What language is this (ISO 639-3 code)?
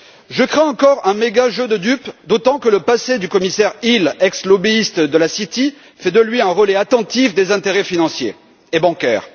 fra